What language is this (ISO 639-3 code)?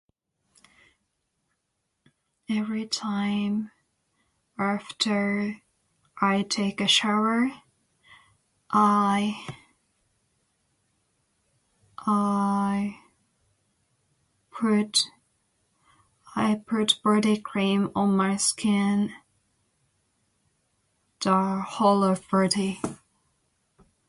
eng